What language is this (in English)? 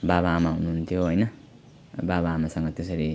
Nepali